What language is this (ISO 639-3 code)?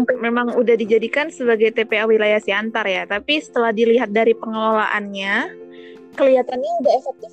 ind